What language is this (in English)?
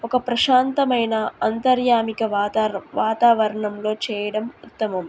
Telugu